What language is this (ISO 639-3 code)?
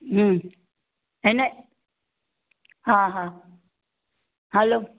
snd